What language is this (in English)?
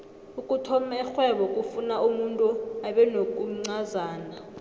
South Ndebele